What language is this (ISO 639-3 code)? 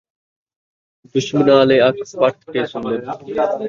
skr